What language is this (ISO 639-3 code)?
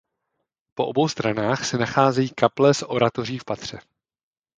ces